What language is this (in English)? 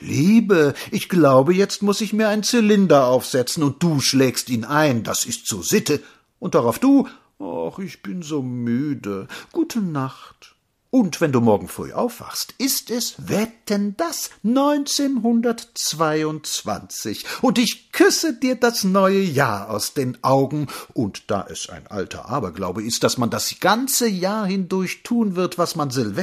German